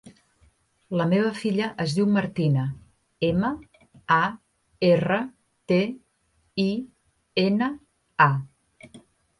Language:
Catalan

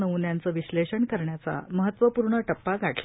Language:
Marathi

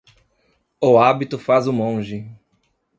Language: Portuguese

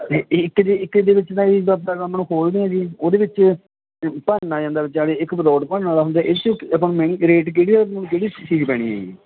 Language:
Punjabi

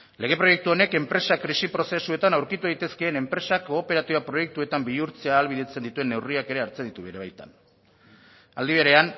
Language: Basque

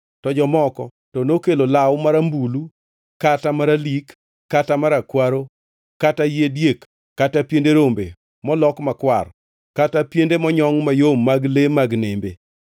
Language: Luo (Kenya and Tanzania)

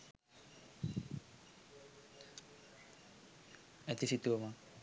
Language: Sinhala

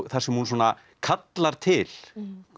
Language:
Icelandic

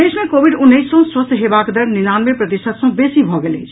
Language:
Maithili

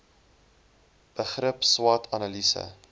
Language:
Afrikaans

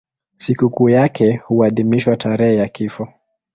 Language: Swahili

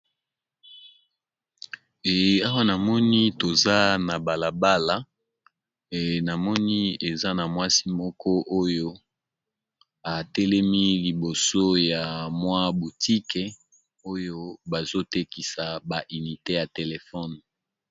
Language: Lingala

